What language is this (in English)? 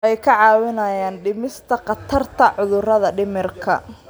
Somali